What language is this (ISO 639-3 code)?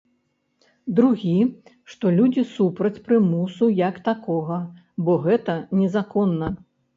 bel